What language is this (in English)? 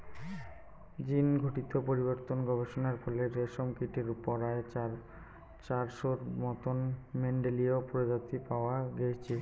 Bangla